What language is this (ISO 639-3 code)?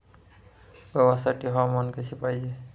mar